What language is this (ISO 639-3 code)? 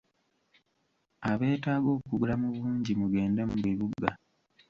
lug